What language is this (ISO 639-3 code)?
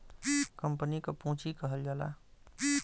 bho